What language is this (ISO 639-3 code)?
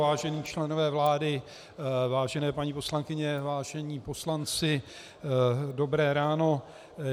ces